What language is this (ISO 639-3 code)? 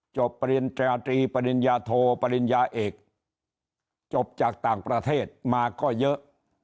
tha